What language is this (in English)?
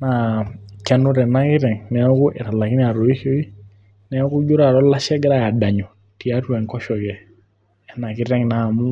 Masai